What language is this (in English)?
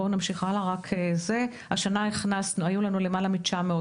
Hebrew